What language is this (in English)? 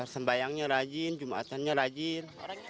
Indonesian